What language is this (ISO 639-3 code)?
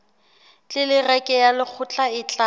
sot